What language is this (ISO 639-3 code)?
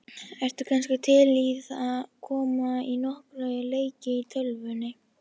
isl